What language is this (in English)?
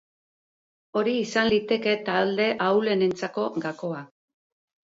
Basque